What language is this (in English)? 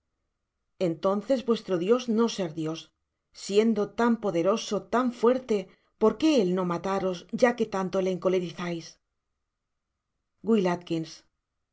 Spanish